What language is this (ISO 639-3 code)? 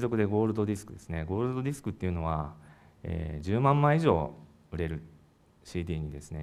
jpn